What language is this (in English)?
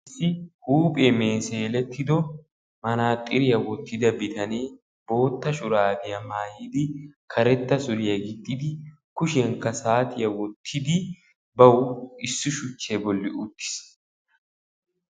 Wolaytta